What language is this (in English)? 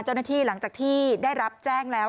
Thai